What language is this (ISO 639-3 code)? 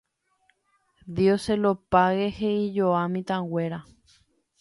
grn